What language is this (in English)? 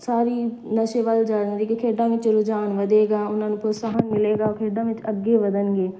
Punjabi